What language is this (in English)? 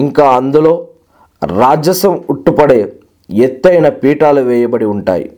Telugu